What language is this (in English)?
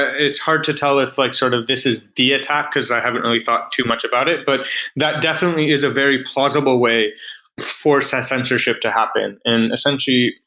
English